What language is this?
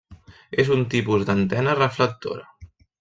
Catalan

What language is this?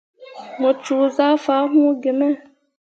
Mundang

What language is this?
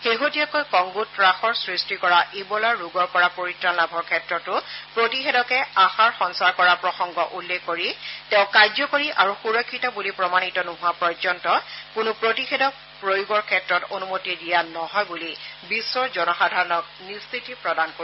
Assamese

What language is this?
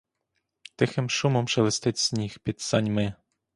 Ukrainian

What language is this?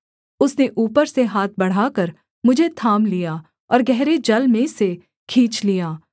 Hindi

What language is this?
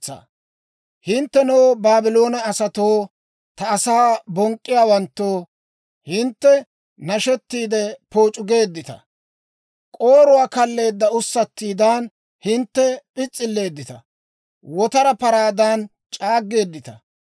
Dawro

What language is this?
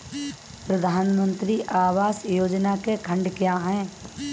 Hindi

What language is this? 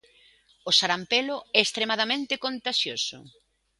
Galician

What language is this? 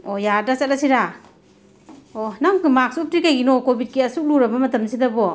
Manipuri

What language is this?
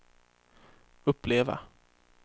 Swedish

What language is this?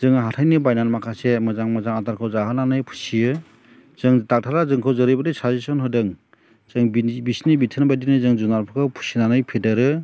Bodo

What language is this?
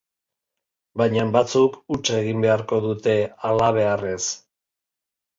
Basque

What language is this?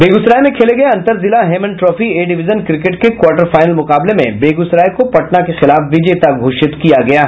Hindi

